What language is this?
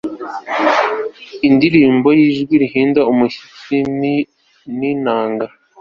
Kinyarwanda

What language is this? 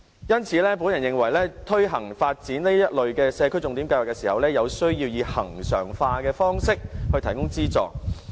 Cantonese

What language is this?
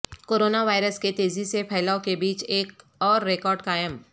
Urdu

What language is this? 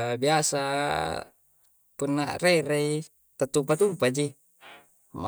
Coastal Konjo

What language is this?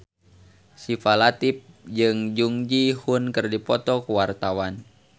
Sundanese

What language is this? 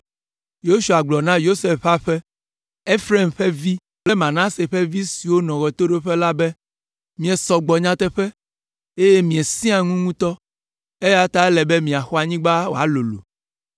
Ewe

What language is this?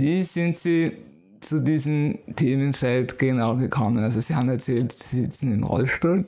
German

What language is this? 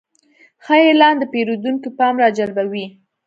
Pashto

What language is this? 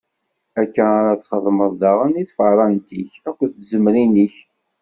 Kabyle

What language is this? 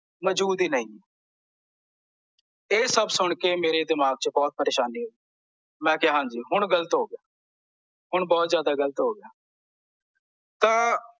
Punjabi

